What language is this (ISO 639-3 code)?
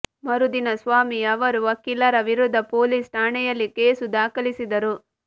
kan